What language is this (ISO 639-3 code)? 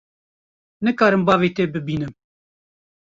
kur